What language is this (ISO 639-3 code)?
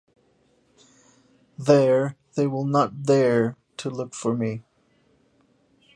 eng